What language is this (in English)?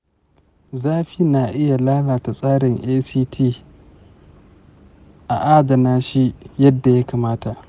Hausa